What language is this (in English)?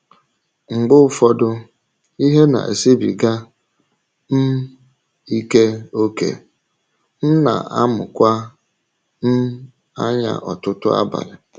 Igbo